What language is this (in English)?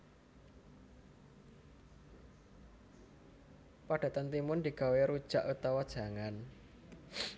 Javanese